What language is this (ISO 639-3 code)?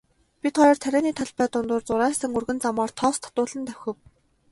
mon